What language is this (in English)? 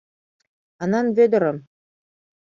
Mari